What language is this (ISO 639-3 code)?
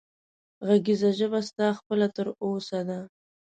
pus